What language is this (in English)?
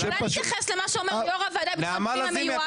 Hebrew